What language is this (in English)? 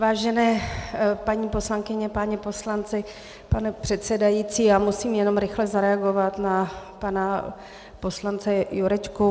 Czech